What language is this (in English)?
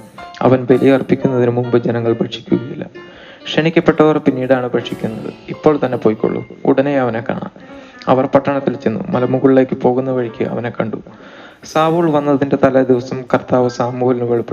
Malayalam